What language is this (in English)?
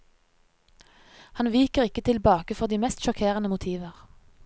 Norwegian